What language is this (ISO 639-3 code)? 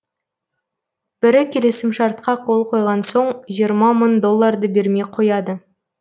kaz